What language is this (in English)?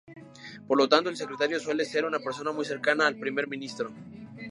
Spanish